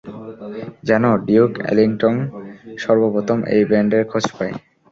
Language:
Bangla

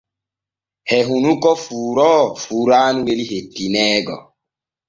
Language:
Borgu Fulfulde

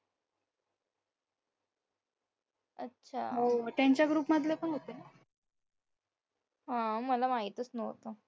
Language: Marathi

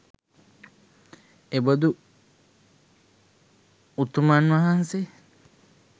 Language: Sinhala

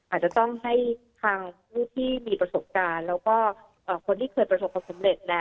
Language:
Thai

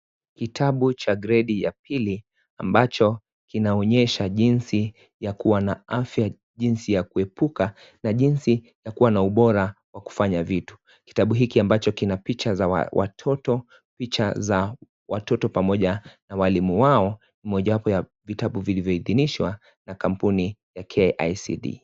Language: Swahili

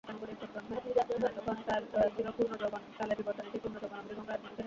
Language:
Bangla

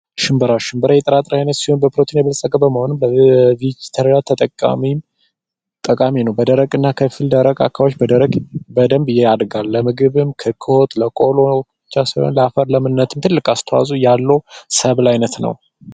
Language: Amharic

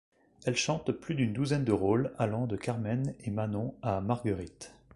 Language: French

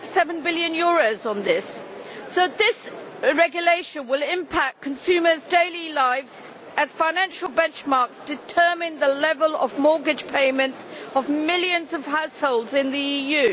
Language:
English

